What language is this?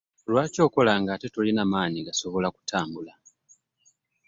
Ganda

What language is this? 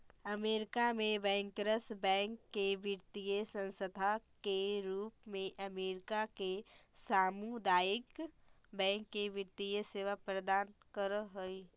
Magahi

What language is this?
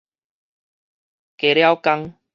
Min Nan Chinese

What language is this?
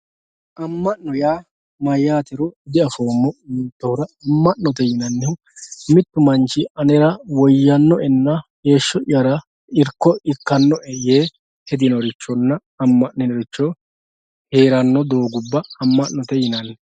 Sidamo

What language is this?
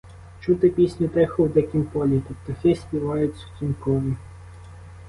Ukrainian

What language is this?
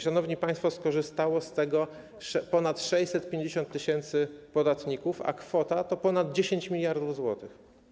Polish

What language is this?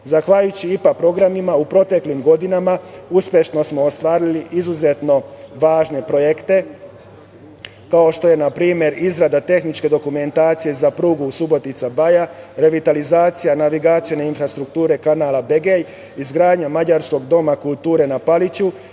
Serbian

